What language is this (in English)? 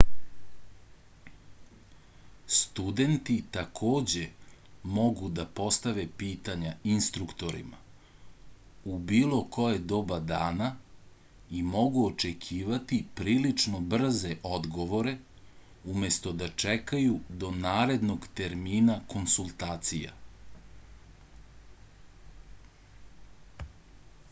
Serbian